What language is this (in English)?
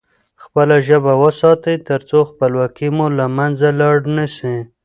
Pashto